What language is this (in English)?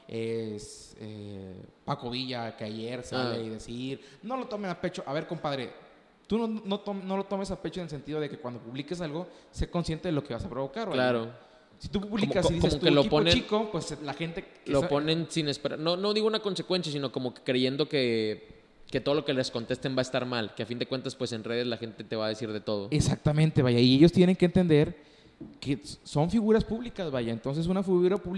Spanish